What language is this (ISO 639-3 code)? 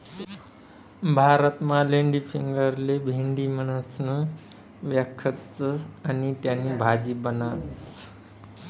mar